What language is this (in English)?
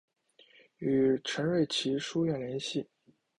Chinese